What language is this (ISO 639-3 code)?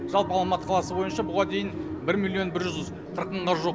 kaz